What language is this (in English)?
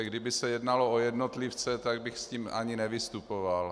Czech